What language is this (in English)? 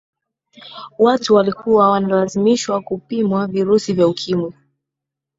Swahili